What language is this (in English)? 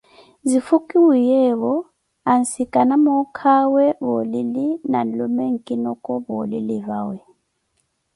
Koti